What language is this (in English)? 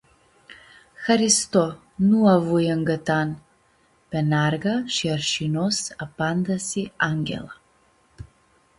Aromanian